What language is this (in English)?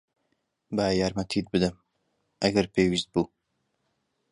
Central Kurdish